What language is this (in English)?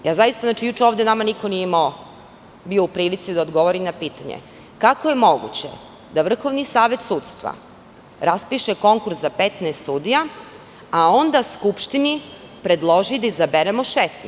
Serbian